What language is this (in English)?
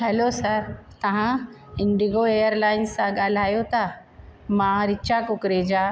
Sindhi